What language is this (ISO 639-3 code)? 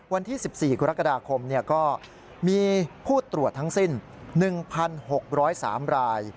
tha